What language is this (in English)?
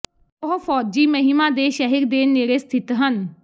Punjabi